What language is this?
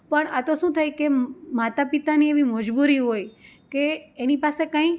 Gujarati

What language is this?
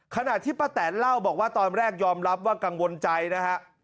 Thai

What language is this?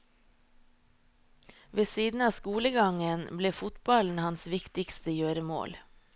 Norwegian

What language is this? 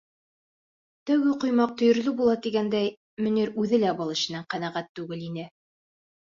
Bashkir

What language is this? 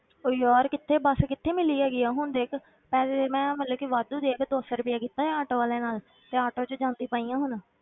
Punjabi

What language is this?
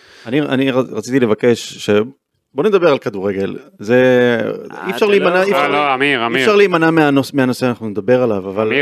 Hebrew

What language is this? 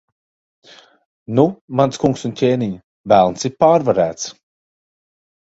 Latvian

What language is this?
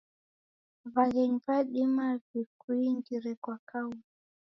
Taita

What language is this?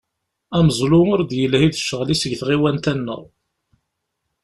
Kabyle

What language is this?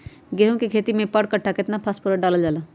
Magahi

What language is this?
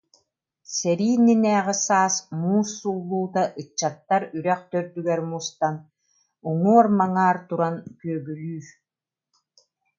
Yakut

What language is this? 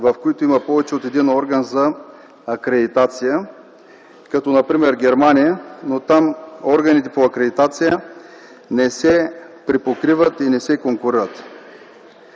Bulgarian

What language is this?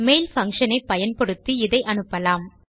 Tamil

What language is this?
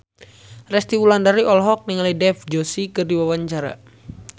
Sundanese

